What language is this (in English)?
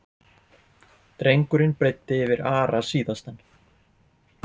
Icelandic